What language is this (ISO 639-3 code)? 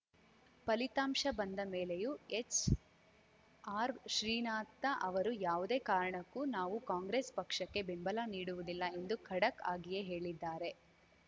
kan